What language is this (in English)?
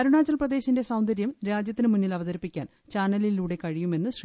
Malayalam